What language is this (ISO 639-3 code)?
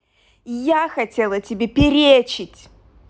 rus